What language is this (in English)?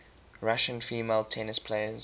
English